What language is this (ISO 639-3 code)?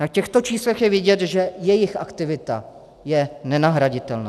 ces